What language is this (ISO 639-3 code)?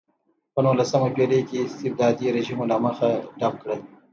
pus